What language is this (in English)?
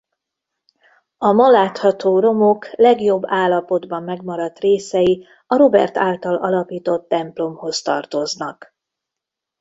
Hungarian